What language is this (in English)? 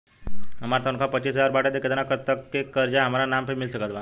Bhojpuri